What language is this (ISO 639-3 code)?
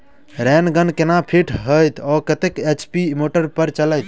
mai